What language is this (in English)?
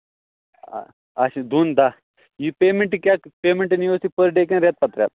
Kashmiri